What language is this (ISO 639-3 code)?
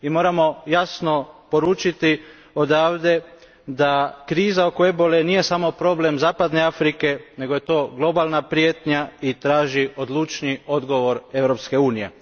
hrv